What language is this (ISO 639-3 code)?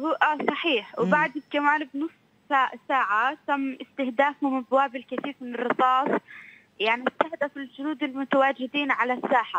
ara